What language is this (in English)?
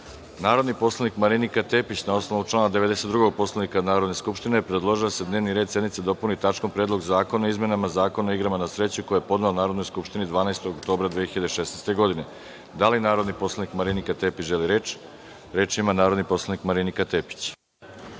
Serbian